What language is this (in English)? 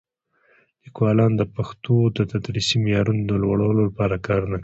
Pashto